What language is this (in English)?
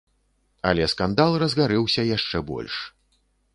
Belarusian